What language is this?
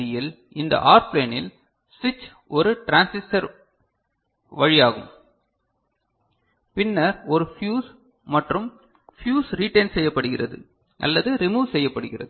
Tamil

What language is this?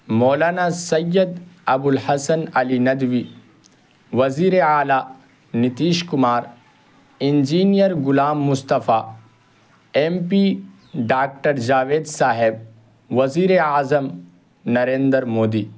Urdu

